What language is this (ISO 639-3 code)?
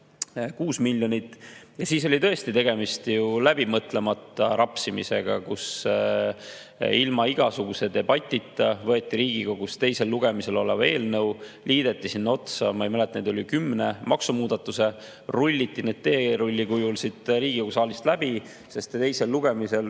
est